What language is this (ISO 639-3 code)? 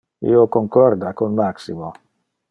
ina